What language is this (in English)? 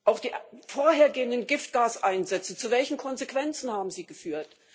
German